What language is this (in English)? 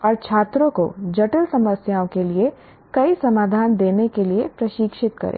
Hindi